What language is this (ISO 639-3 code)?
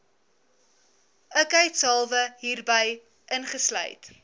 afr